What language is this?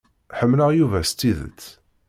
Kabyle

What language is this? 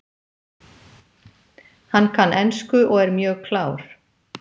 Icelandic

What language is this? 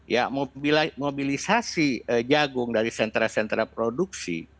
Indonesian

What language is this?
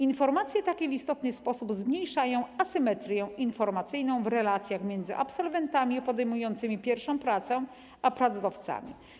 Polish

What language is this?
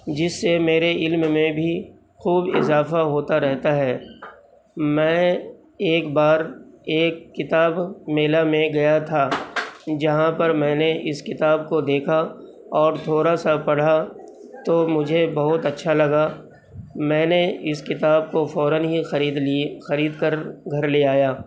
Urdu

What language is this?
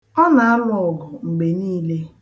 Igbo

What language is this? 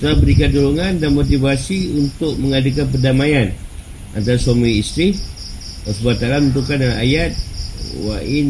Malay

